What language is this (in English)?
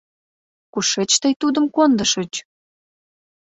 Mari